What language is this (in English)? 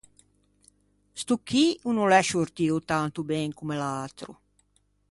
Ligurian